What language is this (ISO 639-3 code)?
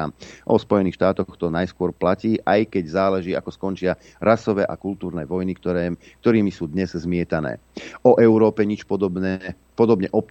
slk